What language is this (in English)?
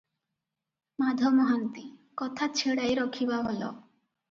Odia